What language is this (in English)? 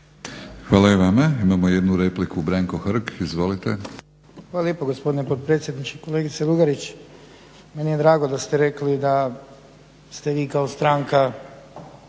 Croatian